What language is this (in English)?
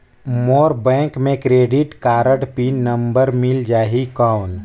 Chhattisgarhi